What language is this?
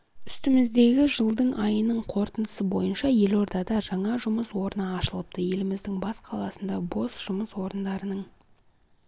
Kazakh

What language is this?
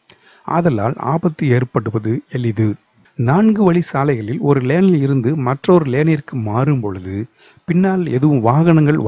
Romanian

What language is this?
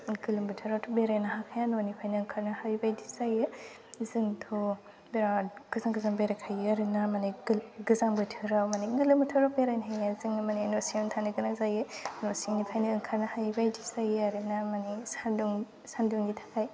Bodo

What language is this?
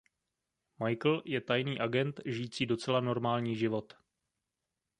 Czech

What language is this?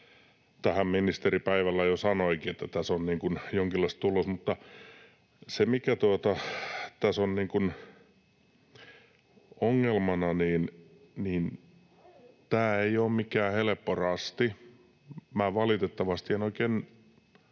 Finnish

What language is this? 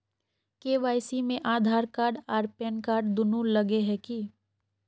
Magahi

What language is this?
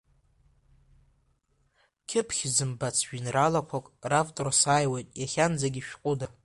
Abkhazian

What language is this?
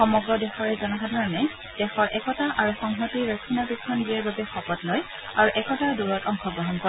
Assamese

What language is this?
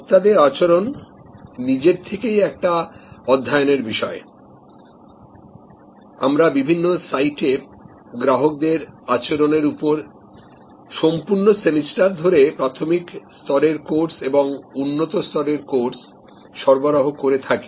Bangla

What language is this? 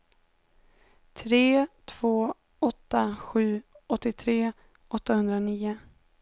Swedish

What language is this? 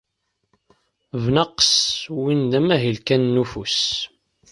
Kabyle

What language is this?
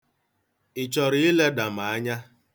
Igbo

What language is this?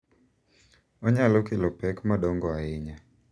Luo (Kenya and Tanzania)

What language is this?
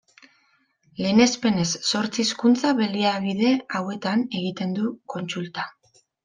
Basque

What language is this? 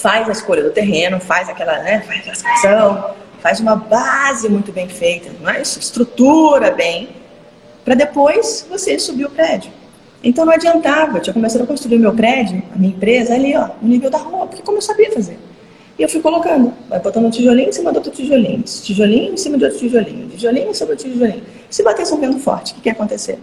Portuguese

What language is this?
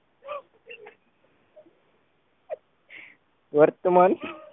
Gujarati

